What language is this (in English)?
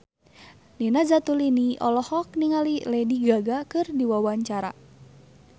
Sundanese